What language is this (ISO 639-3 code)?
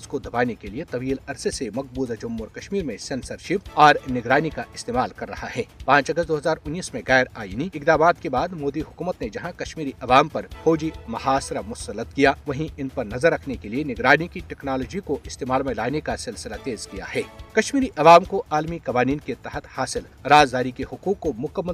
urd